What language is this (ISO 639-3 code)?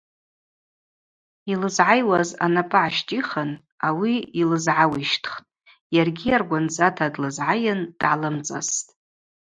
abq